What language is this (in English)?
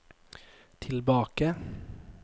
Norwegian